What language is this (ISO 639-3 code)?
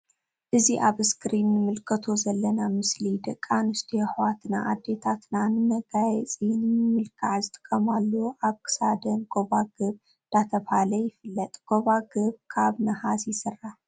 tir